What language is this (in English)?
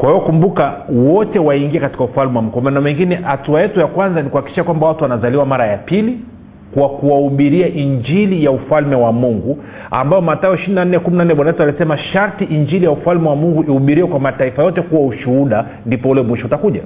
Swahili